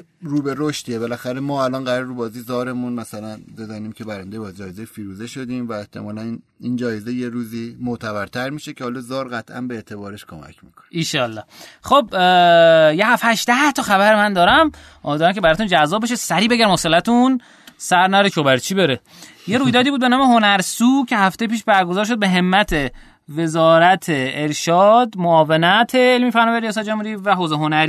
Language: Persian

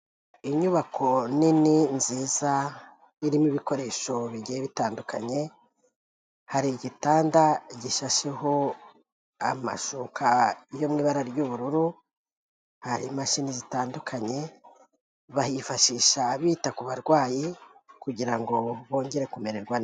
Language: Kinyarwanda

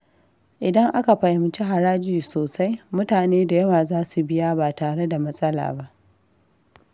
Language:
Hausa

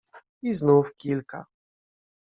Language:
Polish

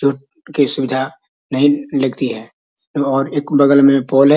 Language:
Magahi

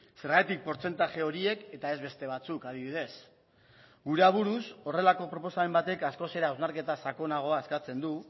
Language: Basque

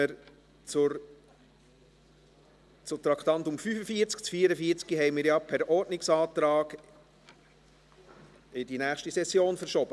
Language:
Swiss German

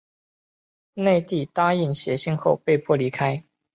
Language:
Chinese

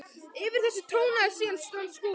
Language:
Icelandic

